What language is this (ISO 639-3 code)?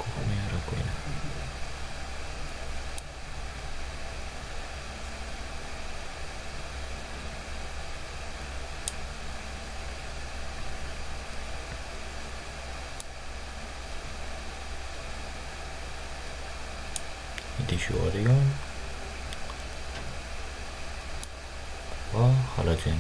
uzb